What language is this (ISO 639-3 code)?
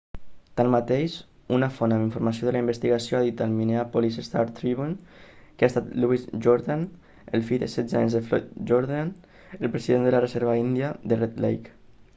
cat